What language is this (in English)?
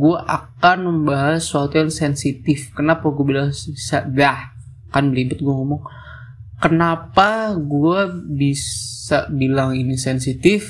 Indonesian